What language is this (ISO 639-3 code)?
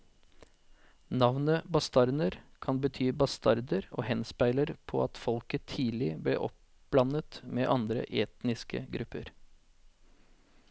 nor